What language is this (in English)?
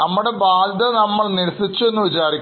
Malayalam